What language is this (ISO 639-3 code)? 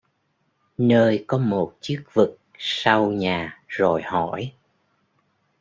vie